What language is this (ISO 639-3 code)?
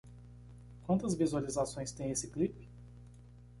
por